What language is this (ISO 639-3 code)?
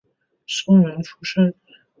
zho